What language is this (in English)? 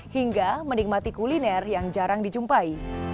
Indonesian